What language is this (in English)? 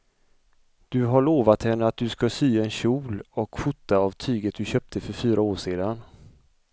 Swedish